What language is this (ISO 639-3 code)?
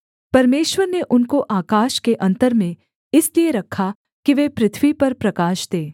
hin